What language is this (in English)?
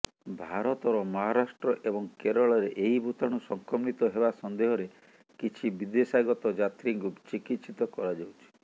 Odia